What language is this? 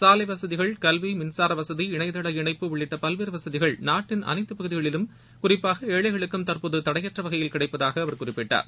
Tamil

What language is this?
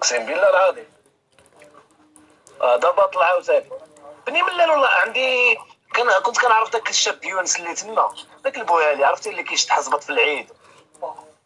Arabic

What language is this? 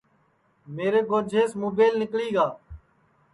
Sansi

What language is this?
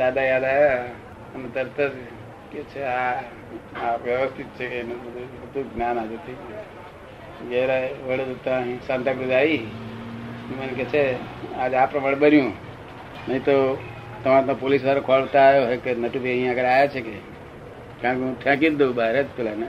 Gujarati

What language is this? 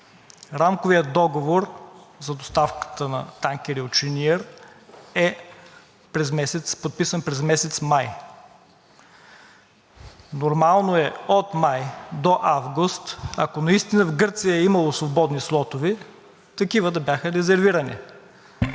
Bulgarian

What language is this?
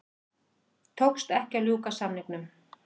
Icelandic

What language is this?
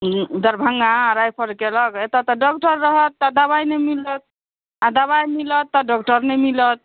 Maithili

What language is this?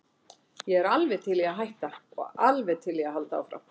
Icelandic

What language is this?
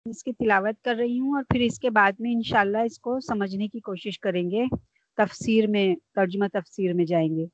Urdu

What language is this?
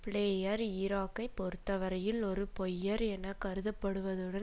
Tamil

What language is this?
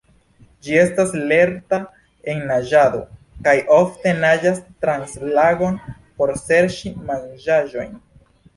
Esperanto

